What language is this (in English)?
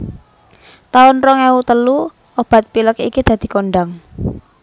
Javanese